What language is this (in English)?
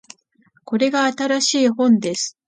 Japanese